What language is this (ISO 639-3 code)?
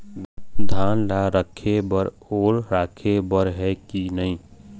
hne